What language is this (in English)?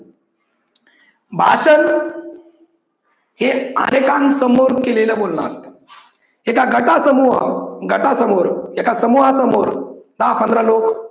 Marathi